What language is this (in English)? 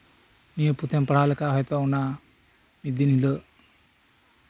Santali